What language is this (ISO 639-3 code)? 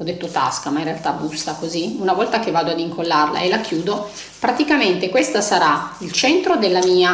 ita